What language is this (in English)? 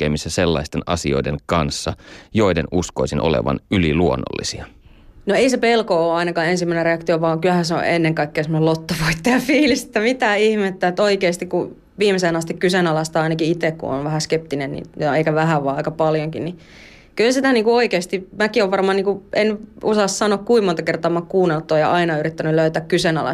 Finnish